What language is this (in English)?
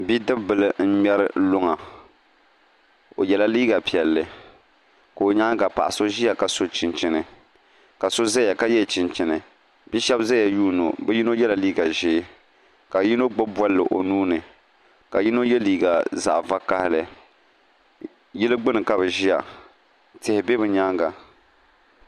Dagbani